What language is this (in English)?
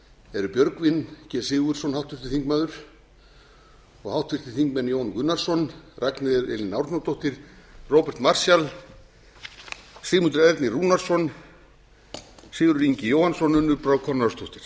Icelandic